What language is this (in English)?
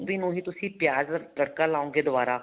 Punjabi